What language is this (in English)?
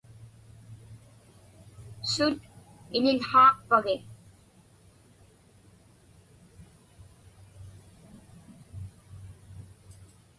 Inupiaq